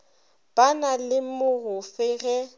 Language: Northern Sotho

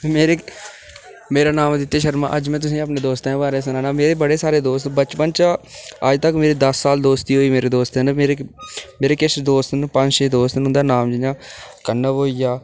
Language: Dogri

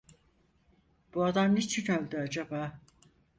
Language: Turkish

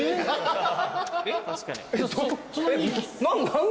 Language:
Japanese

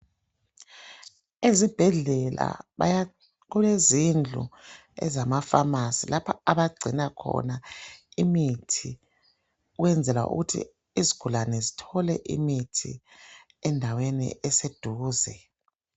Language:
North Ndebele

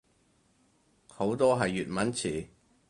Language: Cantonese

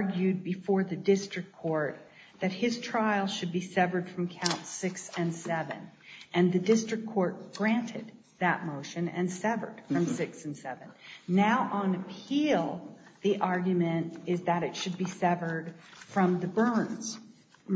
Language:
English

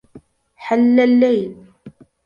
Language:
Arabic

